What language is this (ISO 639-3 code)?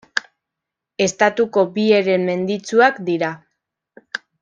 eus